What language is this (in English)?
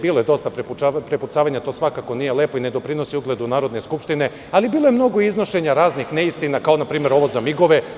Serbian